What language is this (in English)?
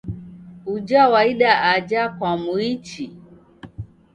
Taita